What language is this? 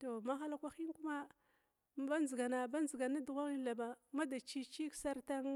Glavda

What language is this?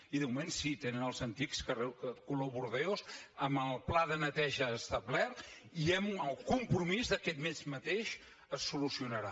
Catalan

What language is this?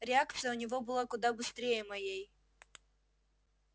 Russian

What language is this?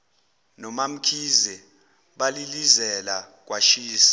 Zulu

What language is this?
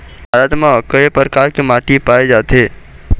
Chhattisgarhi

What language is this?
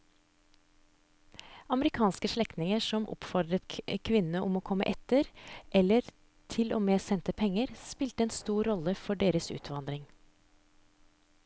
Norwegian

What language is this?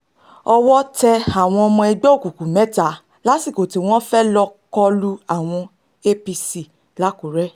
Yoruba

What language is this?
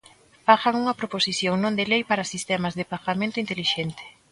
Galician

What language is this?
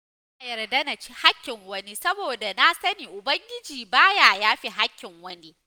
Hausa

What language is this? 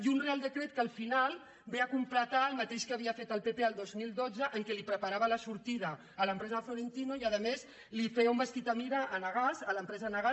Catalan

